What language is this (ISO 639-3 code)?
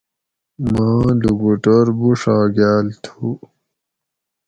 gwc